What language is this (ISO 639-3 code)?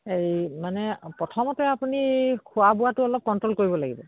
asm